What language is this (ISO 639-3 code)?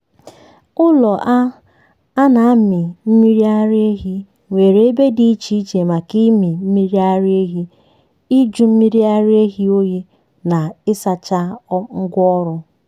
ibo